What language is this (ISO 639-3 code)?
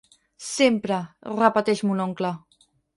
cat